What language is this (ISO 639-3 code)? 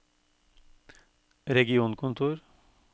nor